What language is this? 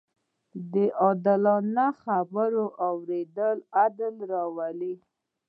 Pashto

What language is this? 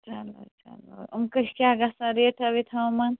Kashmiri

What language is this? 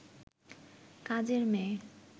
Bangla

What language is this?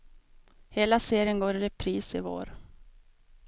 Swedish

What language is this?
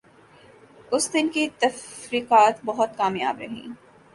Urdu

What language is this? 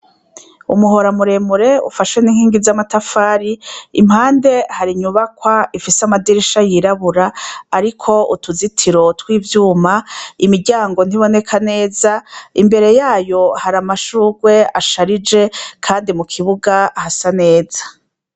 Rundi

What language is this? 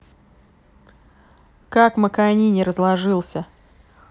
Russian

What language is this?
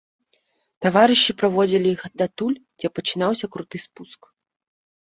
Belarusian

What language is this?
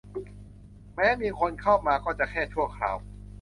Thai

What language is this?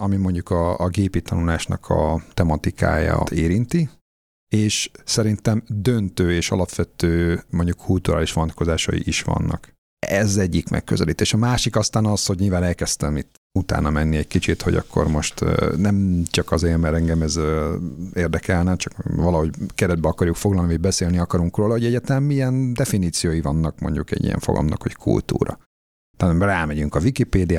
Hungarian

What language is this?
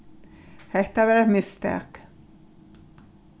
Faroese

